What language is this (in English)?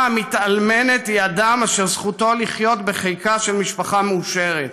Hebrew